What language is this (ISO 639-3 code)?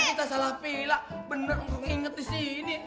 ind